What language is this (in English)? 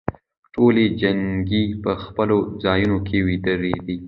Pashto